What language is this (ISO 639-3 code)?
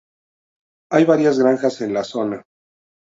spa